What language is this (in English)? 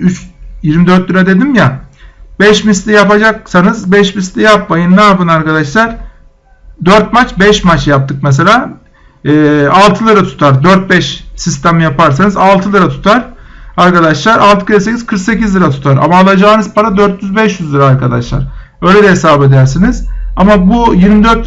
Turkish